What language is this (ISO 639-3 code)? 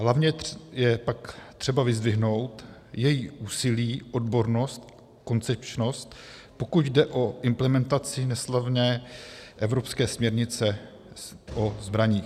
ces